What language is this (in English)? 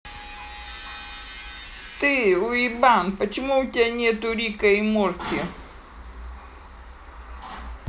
Russian